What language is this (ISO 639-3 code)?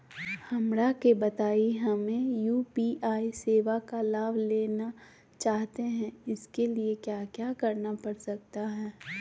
mag